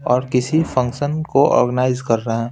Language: Hindi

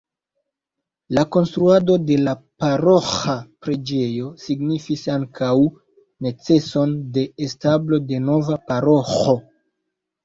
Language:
Esperanto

